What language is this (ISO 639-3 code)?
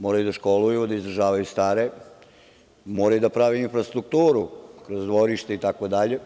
srp